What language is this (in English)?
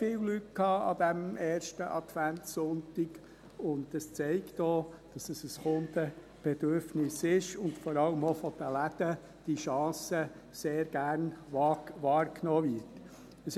Swiss German